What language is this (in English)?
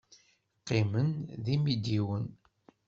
Kabyle